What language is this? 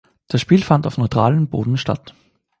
German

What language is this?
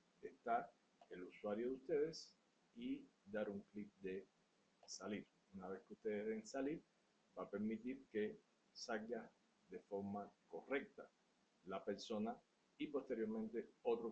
Spanish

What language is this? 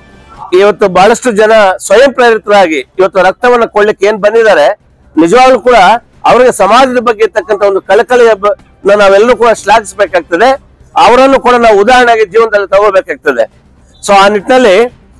Kannada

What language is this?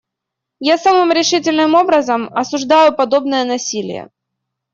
Russian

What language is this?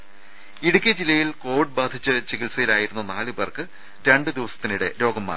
Malayalam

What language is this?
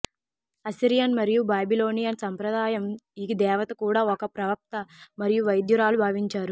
Telugu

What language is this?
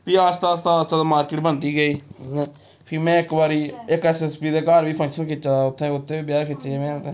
Dogri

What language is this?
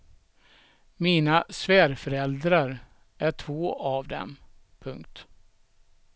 Swedish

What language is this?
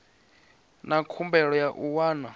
Venda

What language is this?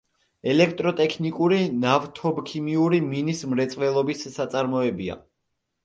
Georgian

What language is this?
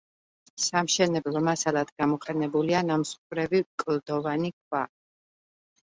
Georgian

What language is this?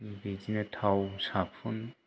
Bodo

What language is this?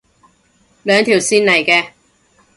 Cantonese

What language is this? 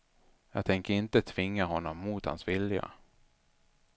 Swedish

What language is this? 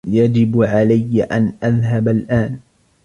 Arabic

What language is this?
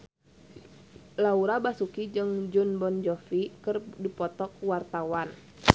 Sundanese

